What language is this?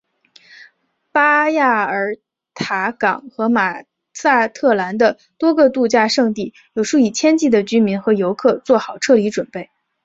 Chinese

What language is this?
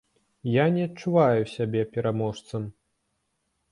Belarusian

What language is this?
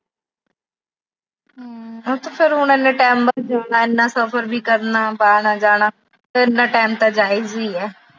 Punjabi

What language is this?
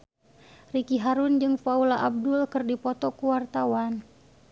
Sundanese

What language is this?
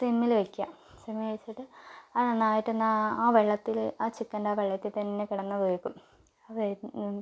Malayalam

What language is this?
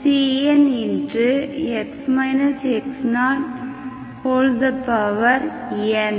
Tamil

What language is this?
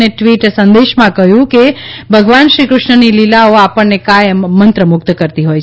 Gujarati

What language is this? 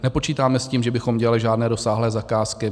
Czech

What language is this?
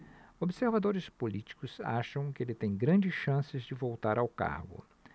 Portuguese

